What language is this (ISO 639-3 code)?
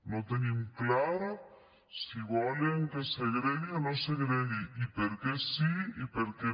cat